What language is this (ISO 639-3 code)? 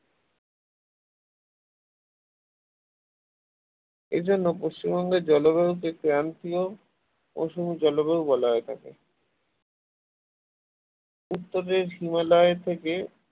ben